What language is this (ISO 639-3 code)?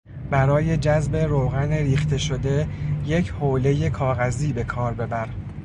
fas